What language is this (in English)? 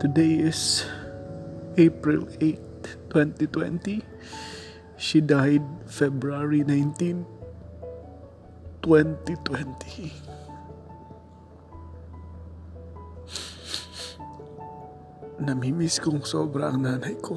Filipino